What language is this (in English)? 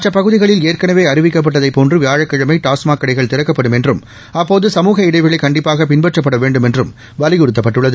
Tamil